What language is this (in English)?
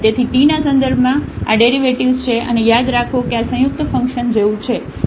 Gujarati